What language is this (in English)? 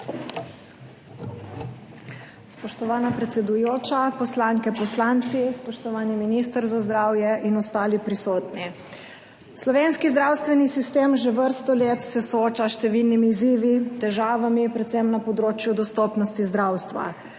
Slovenian